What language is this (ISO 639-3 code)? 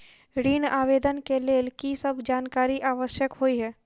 mai